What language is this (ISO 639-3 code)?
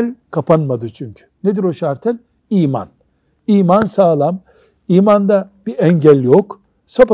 tur